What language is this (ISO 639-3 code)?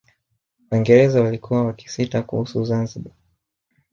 swa